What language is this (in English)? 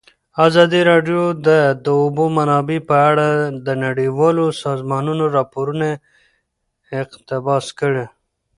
Pashto